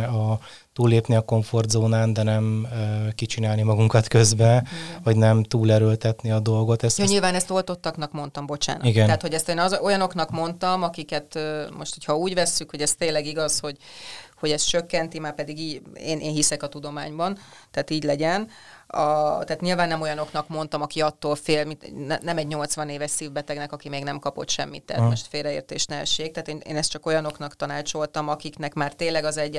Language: Hungarian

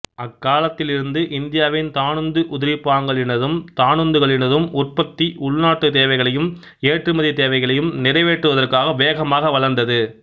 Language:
Tamil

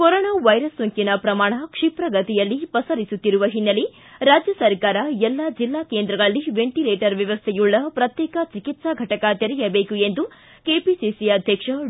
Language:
Kannada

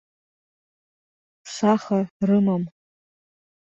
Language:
Abkhazian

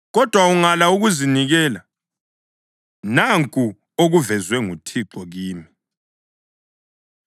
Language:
North Ndebele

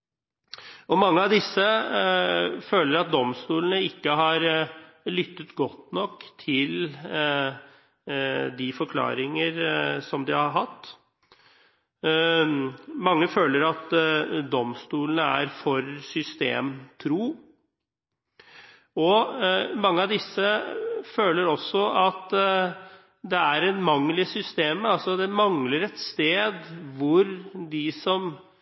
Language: Norwegian Bokmål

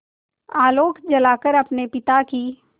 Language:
Hindi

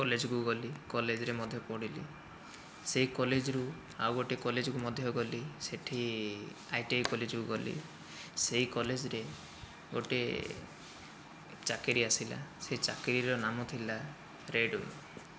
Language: Odia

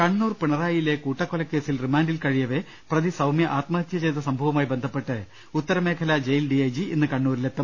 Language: Malayalam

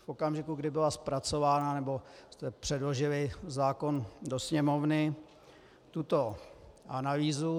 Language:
Czech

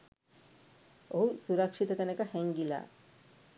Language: Sinhala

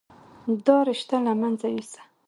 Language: Pashto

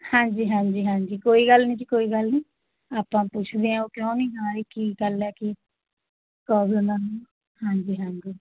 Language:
Punjabi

